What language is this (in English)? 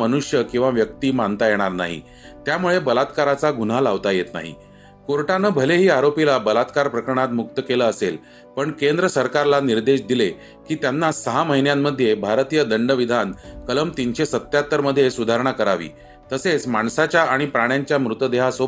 Marathi